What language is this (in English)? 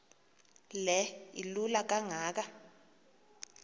Xhosa